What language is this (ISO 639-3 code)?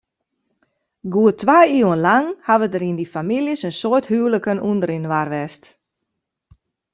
fry